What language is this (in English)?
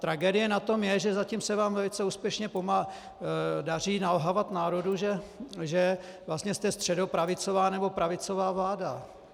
Czech